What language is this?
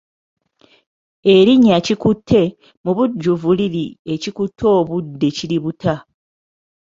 Ganda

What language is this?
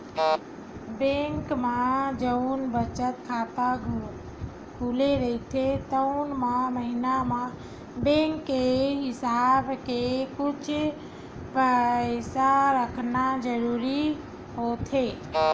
Chhattisgarhi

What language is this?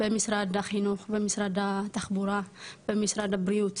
Hebrew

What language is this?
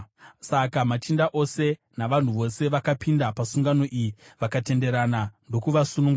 Shona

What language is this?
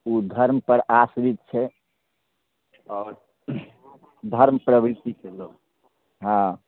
Maithili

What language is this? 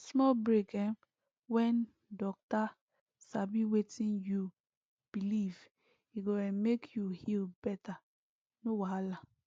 Nigerian Pidgin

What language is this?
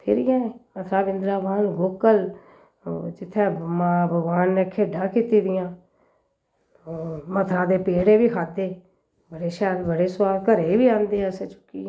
Dogri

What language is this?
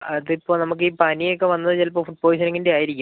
Malayalam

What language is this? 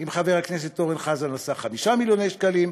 Hebrew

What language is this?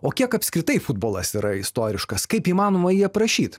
Lithuanian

